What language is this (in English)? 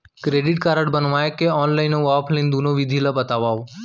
Chhattisgarhi